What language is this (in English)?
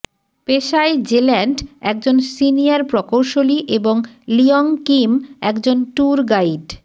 Bangla